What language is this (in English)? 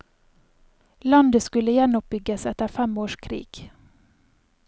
Norwegian